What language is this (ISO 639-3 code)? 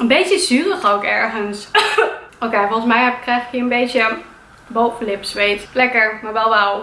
nld